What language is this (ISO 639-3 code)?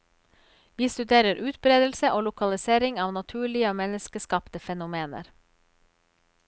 nor